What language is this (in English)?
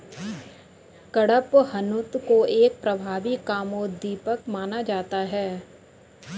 Hindi